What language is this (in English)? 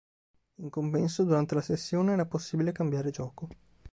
Italian